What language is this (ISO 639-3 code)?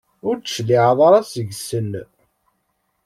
kab